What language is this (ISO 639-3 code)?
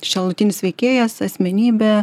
lit